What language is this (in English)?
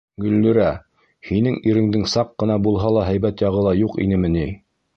Bashkir